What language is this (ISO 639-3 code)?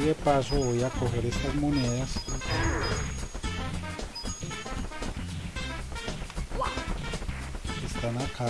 spa